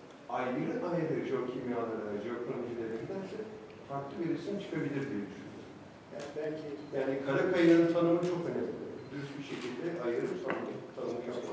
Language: Turkish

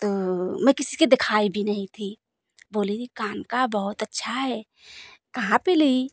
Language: Hindi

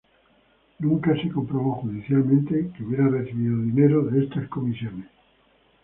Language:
Spanish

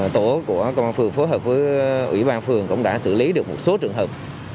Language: Vietnamese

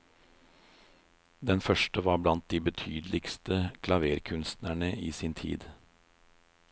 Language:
Norwegian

